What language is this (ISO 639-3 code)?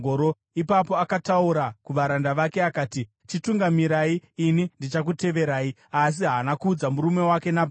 sna